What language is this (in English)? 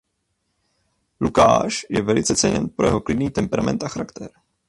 Czech